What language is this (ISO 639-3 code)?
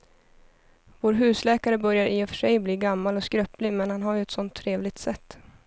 swe